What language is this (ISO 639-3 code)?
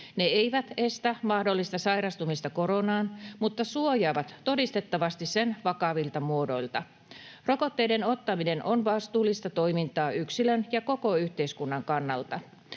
fin